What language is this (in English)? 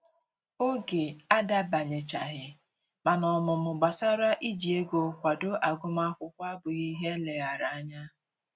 Igbo